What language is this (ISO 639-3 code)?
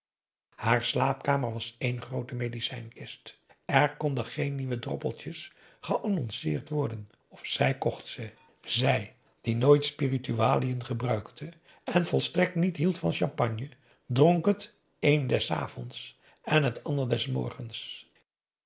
nld